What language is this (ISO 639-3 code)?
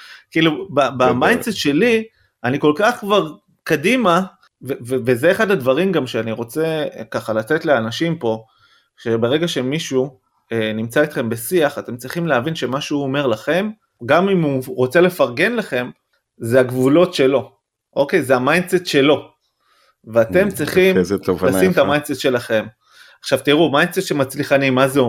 heb